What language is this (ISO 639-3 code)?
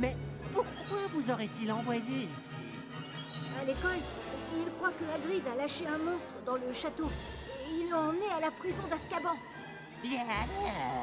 fra